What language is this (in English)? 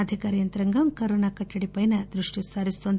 Telugu